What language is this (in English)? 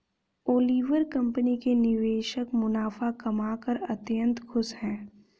Hindi